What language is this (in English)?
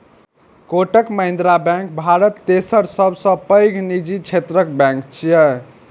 Maithili